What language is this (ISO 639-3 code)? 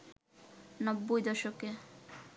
ben